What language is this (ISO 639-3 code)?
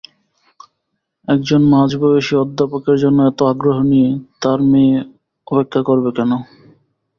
ben